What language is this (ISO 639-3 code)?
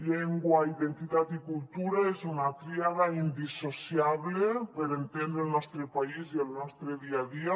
cat